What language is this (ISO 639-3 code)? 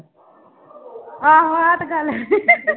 pan